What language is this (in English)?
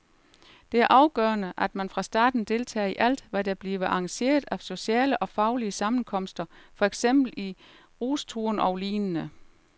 Danish